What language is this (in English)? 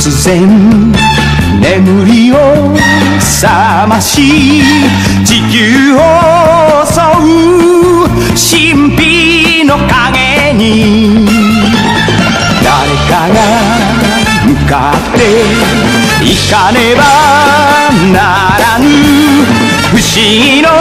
Korean